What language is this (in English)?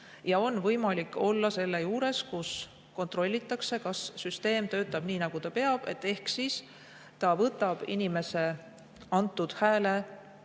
Estonian